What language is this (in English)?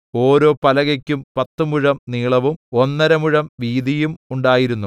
Malayalam